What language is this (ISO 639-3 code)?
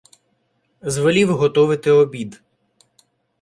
ukr